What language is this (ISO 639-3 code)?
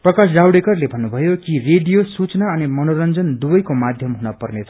nep